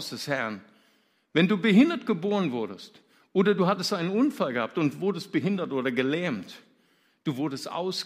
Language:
German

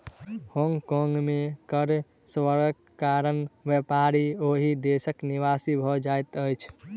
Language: Maithili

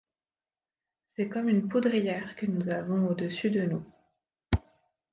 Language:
French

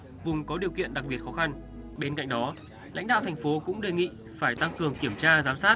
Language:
Vietnamese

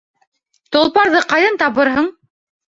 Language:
Bashkir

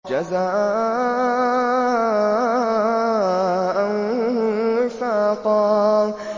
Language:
Arabic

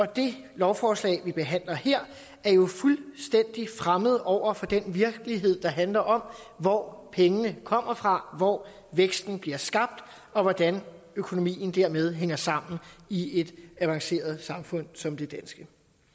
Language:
Danish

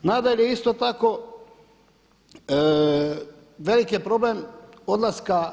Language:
Croatian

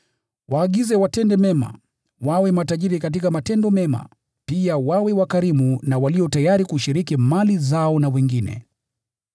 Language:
Swahili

